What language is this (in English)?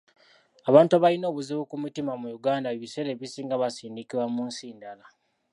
Ganda